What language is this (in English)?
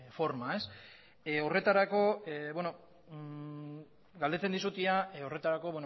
Basque